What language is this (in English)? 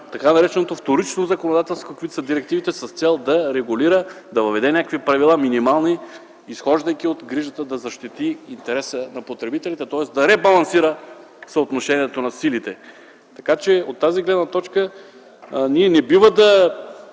Bulgarian